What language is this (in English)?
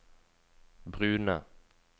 Norwegian